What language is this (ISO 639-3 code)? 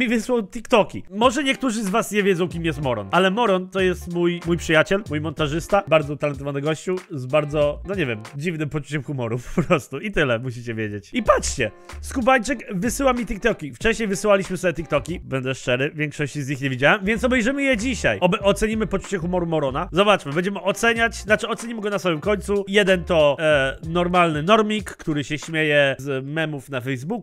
pol